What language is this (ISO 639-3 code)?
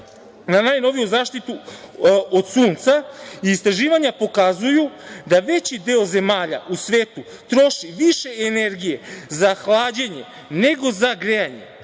srp